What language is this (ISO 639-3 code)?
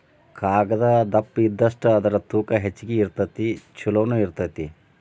kan